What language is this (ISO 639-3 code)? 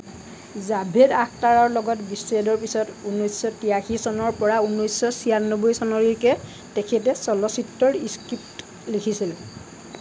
asm